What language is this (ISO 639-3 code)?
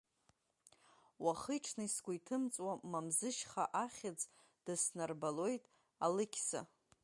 abk